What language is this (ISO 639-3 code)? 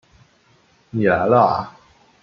zho